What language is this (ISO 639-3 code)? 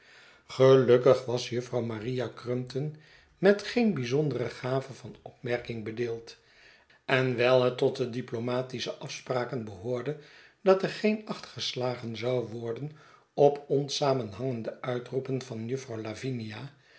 nld